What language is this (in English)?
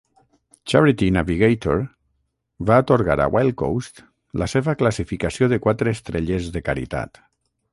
Catalan